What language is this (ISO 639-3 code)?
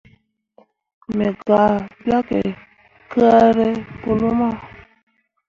mua